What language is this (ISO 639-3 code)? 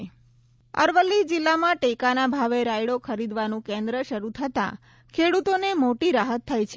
guj